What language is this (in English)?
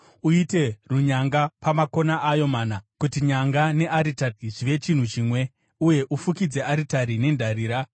Shona